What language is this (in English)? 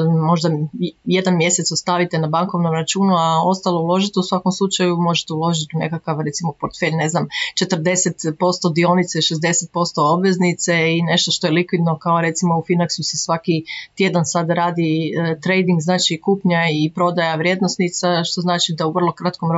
Croatian